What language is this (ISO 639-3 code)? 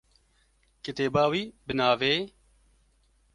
kur